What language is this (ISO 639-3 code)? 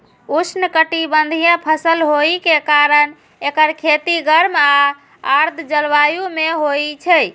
mai